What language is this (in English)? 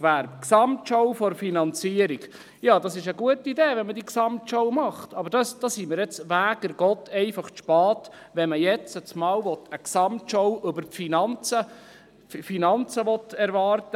Swiss German